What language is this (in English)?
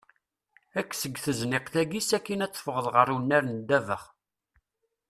Kabyle